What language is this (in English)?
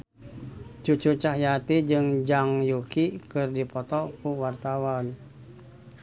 Sundanese